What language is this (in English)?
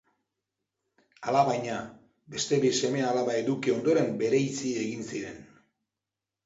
Basque